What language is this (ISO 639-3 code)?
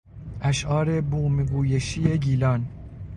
fas